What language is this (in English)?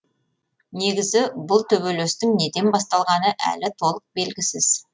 Kazakh